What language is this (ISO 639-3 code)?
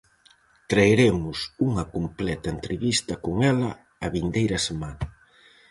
glg